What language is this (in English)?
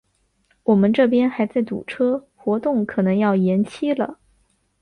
Chinese